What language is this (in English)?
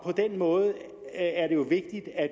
Danish